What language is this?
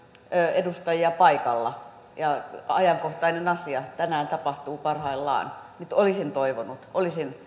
Finnish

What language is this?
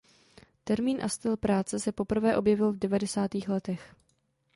Czech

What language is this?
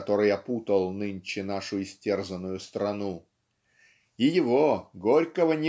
Russian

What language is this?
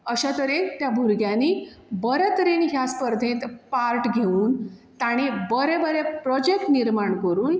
Konkani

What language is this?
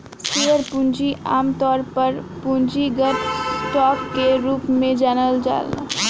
Bhojpuri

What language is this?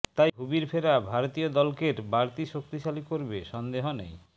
Bangla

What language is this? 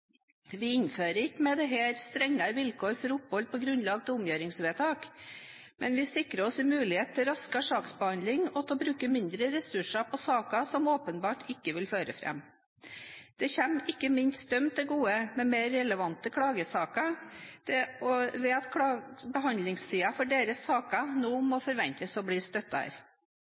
Norwegian Bokmål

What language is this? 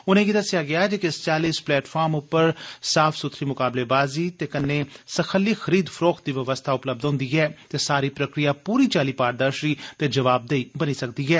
Dogri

